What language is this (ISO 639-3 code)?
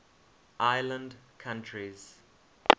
eng